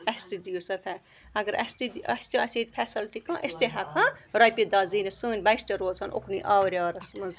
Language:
Kashmiri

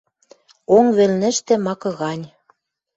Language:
Western Mari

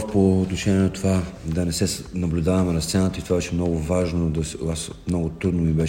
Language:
Bulgarian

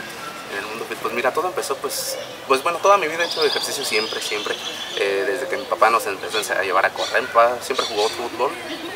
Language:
Spanish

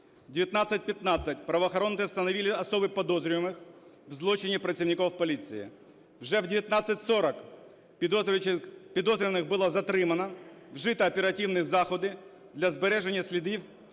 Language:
Ukrainian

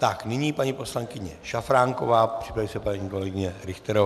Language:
Czech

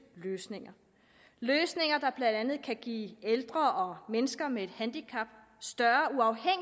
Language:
Danish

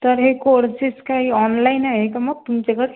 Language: Marathi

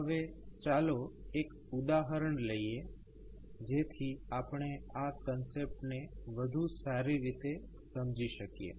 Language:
Gujarati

